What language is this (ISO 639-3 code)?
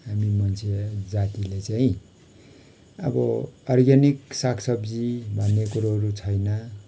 nep